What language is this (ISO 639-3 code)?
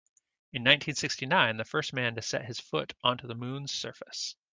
eng